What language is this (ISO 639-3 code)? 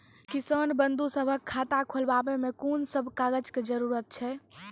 mai